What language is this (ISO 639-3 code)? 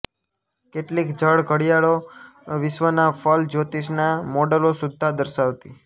guj